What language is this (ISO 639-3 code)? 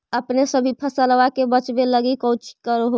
mag